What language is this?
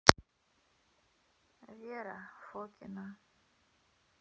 Russian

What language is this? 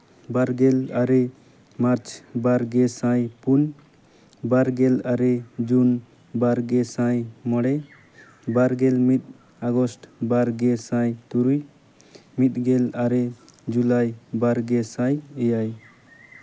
Santali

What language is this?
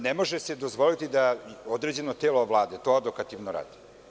Serbian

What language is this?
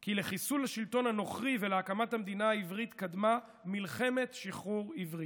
Hebrew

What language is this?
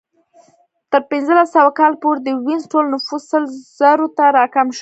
Pashto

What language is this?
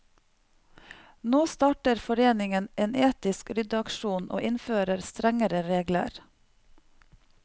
Norwegian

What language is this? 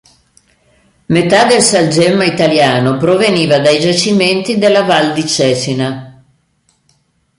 Italian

